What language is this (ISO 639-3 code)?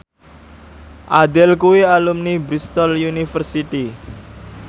jav